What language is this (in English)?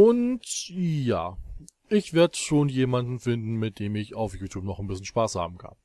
German